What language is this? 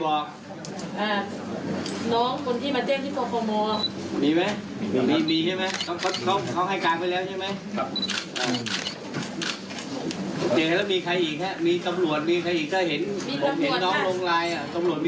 Thai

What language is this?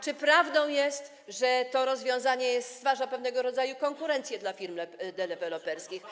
Polish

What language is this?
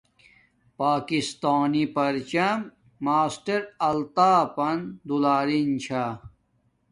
Domaaki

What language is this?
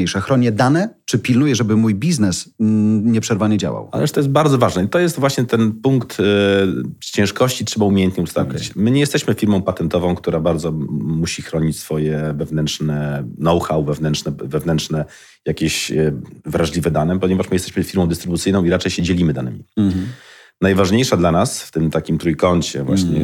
Polish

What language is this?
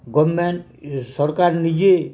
Odia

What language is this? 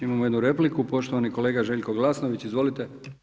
Croatian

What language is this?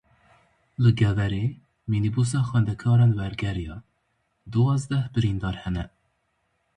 Kurdish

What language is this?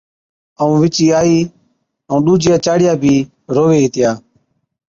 Od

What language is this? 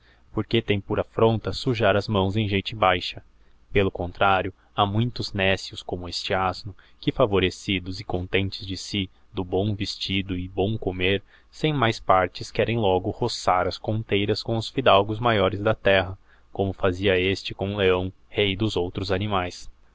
Portuguese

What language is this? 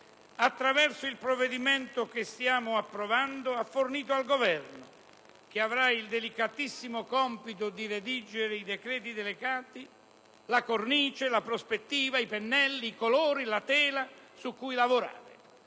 Italian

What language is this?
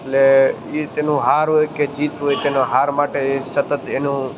Gujarati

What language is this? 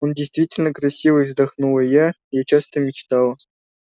Russian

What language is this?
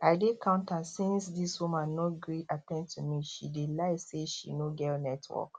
Nigerian Pidgin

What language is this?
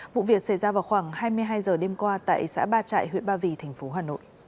Vietnamese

